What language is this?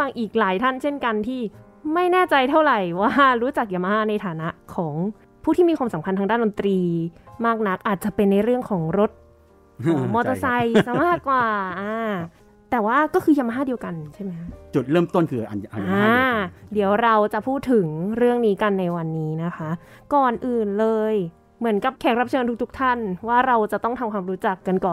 Thai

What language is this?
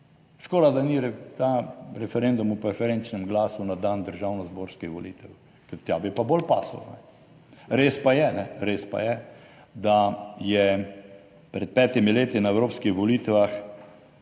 Slovenian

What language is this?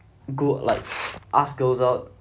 English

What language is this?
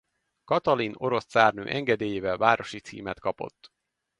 Hungarian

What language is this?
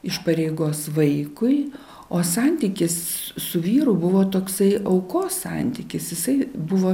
Lithuanian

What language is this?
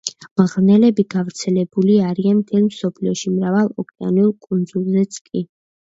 Georgian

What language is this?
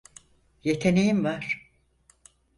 Turkish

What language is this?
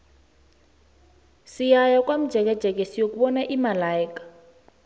South Ndebele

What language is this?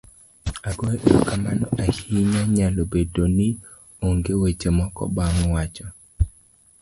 Luo (Kenya and Tanzania)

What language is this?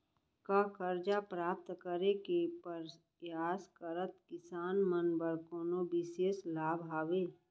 Chhattisgarhi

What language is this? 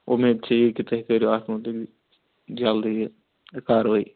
Kashmiri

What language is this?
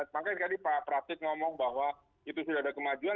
Indonesian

